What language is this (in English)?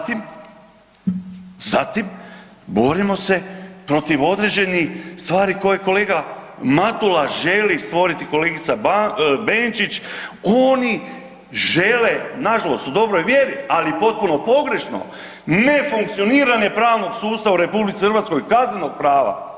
Croatian